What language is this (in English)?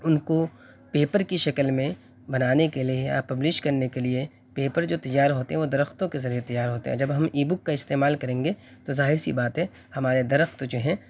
Urdu